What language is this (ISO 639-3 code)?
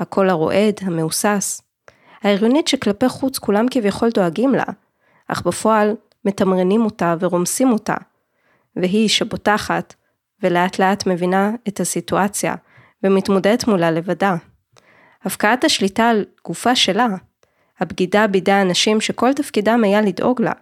heb